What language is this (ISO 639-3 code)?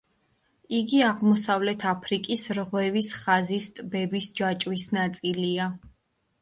kat